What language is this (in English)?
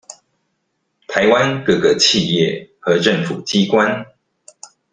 Chinese